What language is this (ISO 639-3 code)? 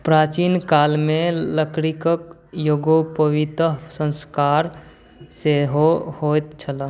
mai